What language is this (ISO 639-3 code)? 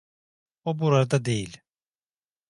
tur